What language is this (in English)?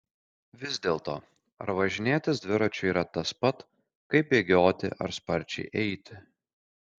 Lithuanian